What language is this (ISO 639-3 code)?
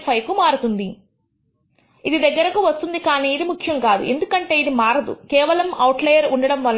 tel